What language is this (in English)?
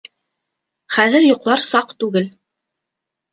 Bashkir